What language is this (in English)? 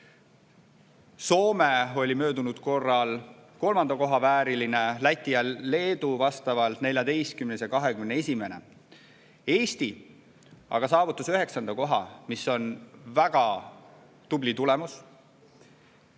Estonian